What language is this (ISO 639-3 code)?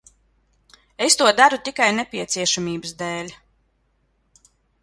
lav